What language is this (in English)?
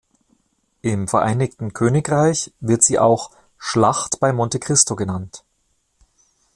German